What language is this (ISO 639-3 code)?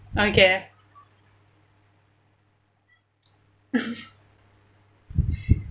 eng